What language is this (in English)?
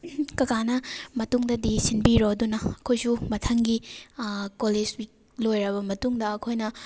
Manipuri